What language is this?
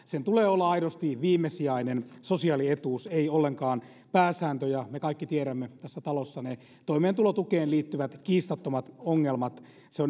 Finnish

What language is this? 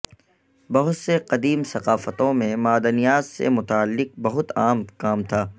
Urdu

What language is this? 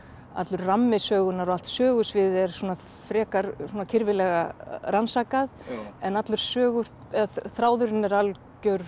Icelandic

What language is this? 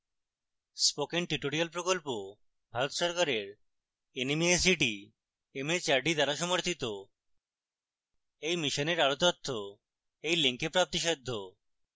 Bangla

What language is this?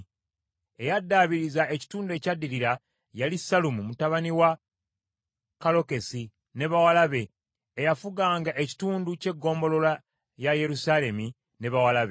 Ganda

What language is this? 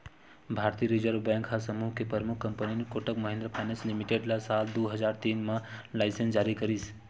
Chhattisgarhi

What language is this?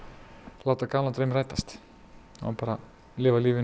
Icelandic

